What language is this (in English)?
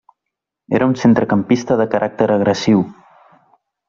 Catalan